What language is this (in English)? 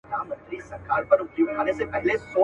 Pashto